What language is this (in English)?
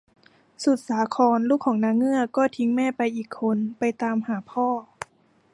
Thai